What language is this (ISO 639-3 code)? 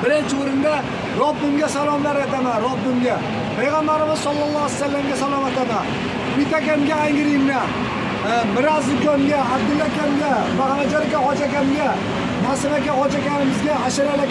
tur